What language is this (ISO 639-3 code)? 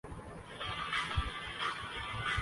urd